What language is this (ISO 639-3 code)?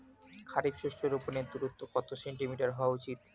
ben